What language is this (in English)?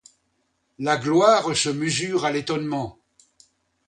French